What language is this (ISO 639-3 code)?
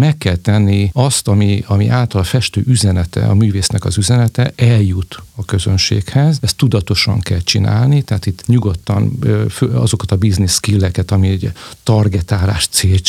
hun